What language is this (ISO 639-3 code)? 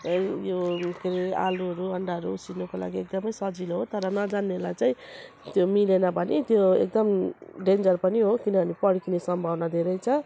nep